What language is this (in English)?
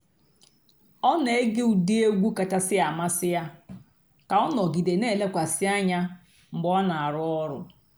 Igbo